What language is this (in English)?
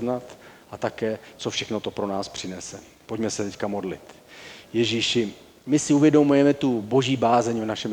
Czech